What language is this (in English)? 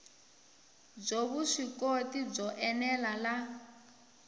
Tsonga